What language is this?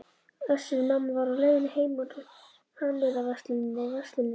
Icelandic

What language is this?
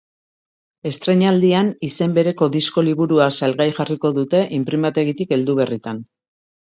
Basque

